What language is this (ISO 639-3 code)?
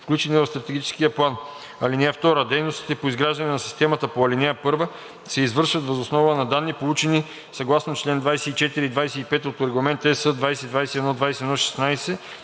bul